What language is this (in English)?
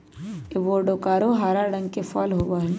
Magahi